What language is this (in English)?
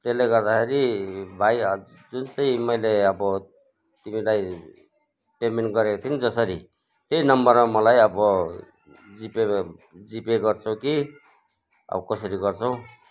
Nepali